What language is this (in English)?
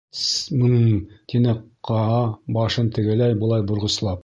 Bashkir